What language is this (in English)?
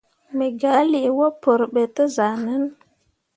Mundang